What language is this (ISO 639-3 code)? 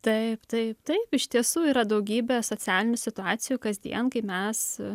lit